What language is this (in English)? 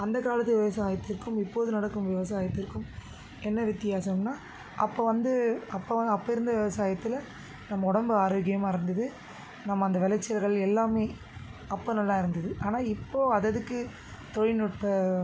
Tamil